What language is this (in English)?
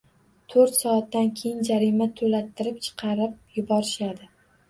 Uzbek